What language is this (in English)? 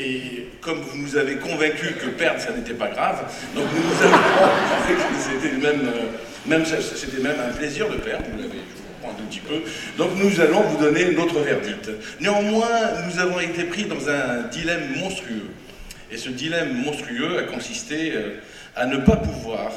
French